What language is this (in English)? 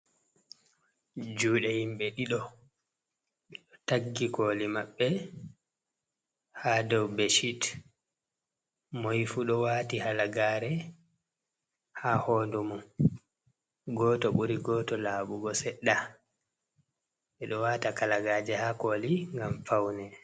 Fula